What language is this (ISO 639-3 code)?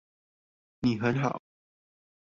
zho